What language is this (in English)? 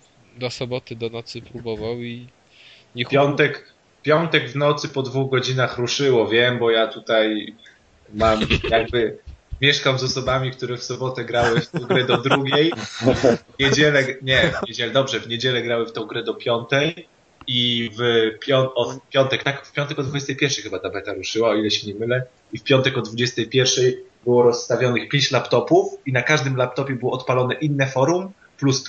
Polish